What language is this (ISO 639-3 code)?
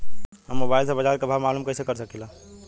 bho